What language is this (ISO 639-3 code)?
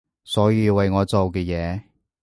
yue